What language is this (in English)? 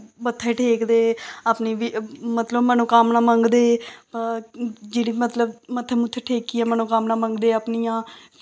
Dogri